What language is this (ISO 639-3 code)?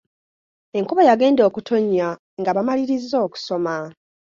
lug